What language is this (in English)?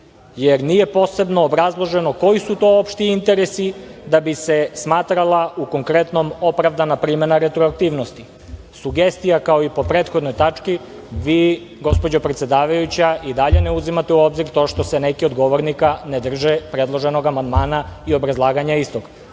Serbian